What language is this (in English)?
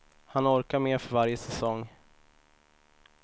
Swedish